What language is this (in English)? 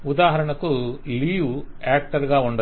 Telugu